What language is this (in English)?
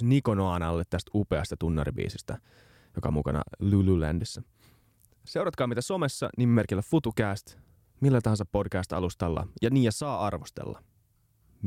Finnish